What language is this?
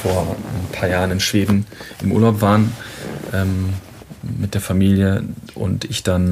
German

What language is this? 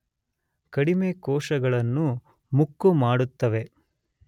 Kannada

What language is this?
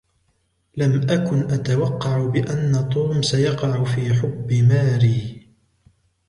Arabic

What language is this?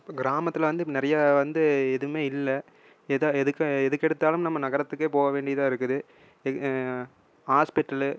Tamil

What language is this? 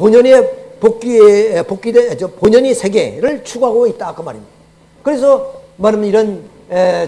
Korean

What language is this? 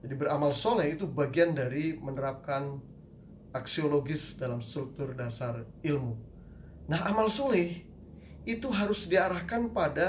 Indonesian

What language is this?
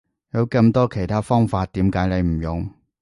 Cantonese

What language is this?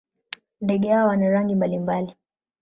Swahili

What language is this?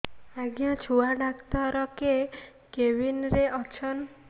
Odia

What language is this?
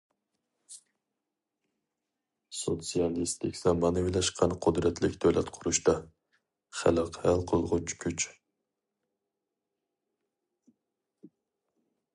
Uyghur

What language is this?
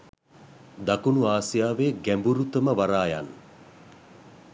Sinhala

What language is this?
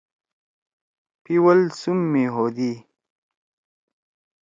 Torwali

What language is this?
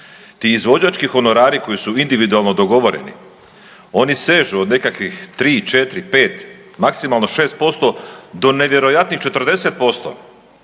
Croatian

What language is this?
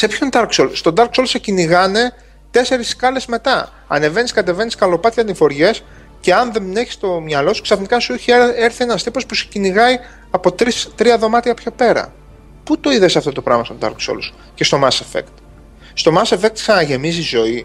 Greek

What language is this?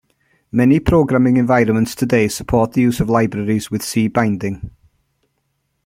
English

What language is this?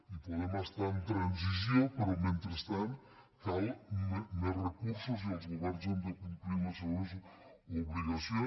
Catalan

